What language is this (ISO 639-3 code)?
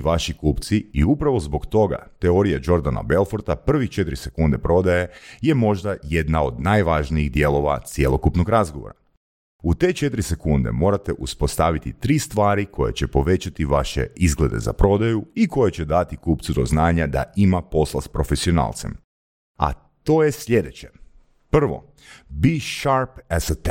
hrv